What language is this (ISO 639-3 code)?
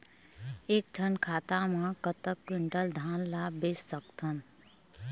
hne